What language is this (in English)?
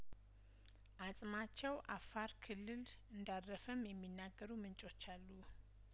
Amharic